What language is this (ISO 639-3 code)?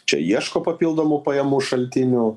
lit